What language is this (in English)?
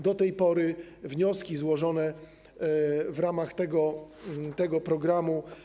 Polish